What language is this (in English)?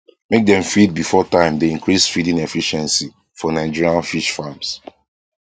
Nigerian Pidgin